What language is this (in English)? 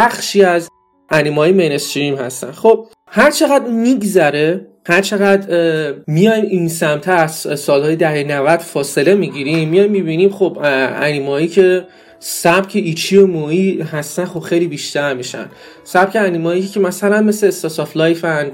Persian